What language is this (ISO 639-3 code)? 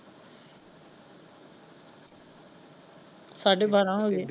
pan